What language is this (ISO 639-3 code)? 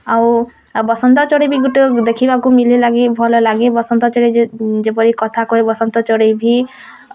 ori